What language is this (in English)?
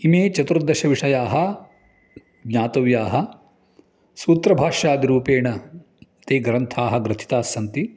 Sanskrit